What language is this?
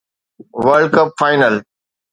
Sindhi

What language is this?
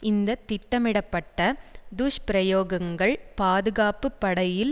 Tamil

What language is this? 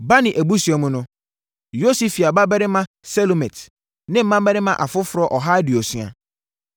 Akan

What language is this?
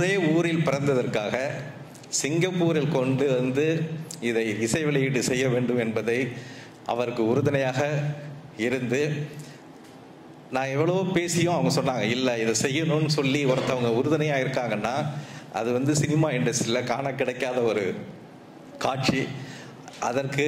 Thai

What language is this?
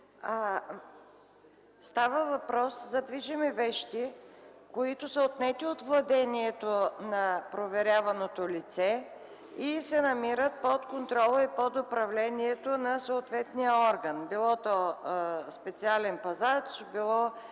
Bulgarian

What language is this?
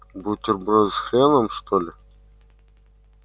Russian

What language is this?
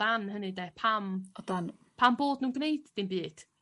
Welsh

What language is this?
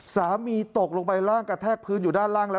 Thai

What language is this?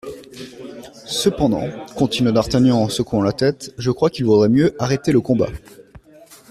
French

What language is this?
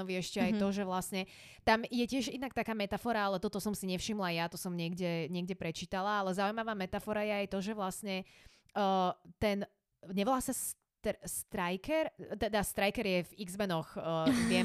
Slovak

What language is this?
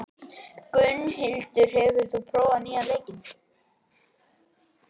Icelandic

